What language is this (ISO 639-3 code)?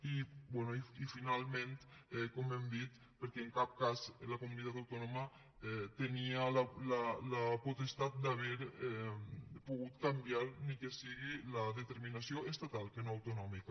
cat